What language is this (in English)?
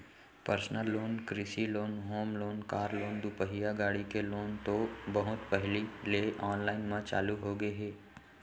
Chhattisgarhi